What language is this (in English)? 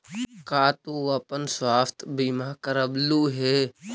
Magahi